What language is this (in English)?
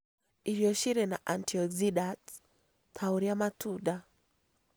Kikuyu